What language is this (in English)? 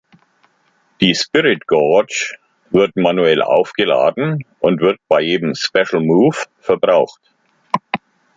German